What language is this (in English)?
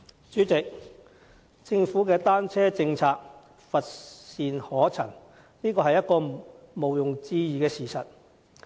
Cantonese